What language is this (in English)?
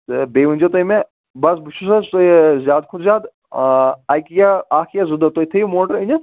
Kashmiri